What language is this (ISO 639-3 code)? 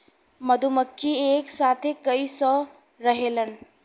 bho